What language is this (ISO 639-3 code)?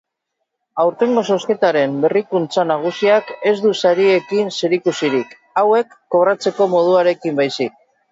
eus